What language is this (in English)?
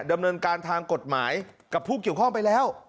Thai